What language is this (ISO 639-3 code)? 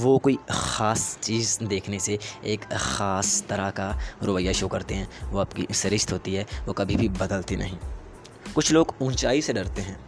urd